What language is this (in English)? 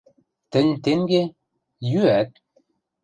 Western Mari